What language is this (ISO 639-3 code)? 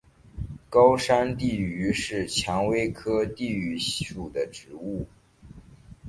zho